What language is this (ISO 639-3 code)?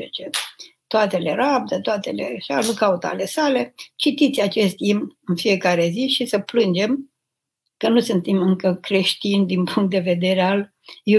ron